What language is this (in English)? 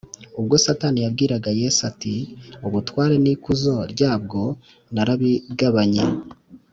Kinyarwanda